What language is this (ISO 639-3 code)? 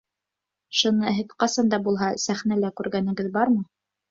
bak